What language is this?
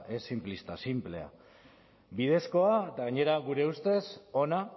Basque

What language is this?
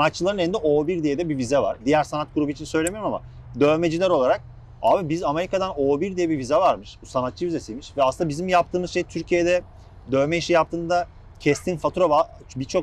Turkish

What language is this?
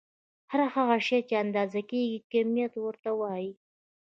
Pashto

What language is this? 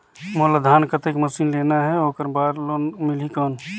Chhattisgarhi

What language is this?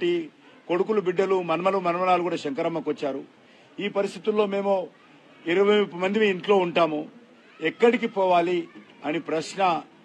Telugu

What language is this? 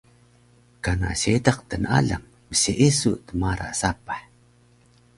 Taroko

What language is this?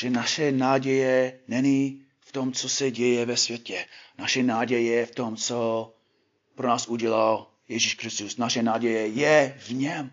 Czech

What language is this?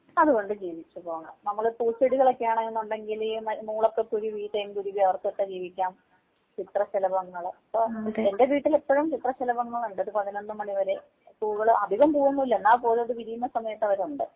Malayalam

